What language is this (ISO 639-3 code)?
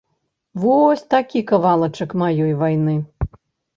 bel